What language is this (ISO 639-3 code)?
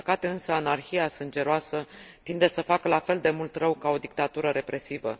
ron